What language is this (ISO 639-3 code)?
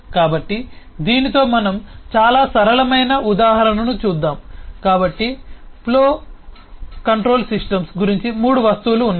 tel